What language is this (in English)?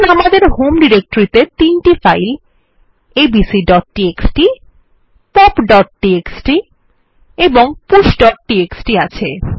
Bangla